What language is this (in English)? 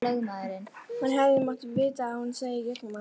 Icelandic